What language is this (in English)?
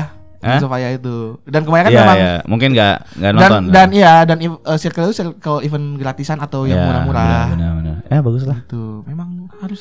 Indonesian